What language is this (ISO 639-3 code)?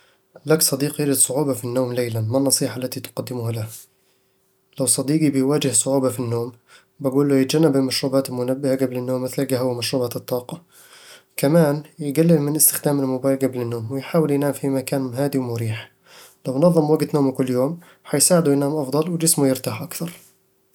avl